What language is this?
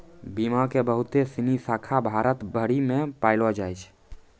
Maithili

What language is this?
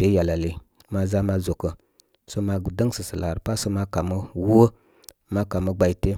Koma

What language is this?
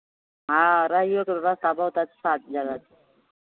Maithili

